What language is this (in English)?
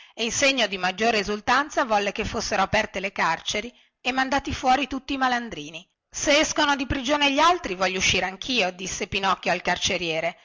Italian